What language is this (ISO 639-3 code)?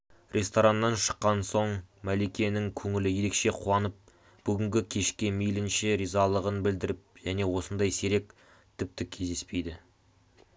kaz